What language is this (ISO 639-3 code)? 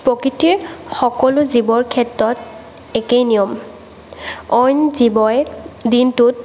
asm